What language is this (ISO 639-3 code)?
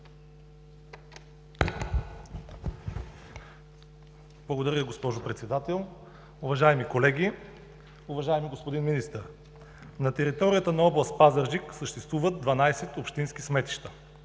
bul